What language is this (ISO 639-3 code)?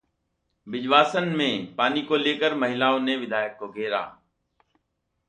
hin